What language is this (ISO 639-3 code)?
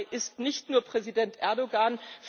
deu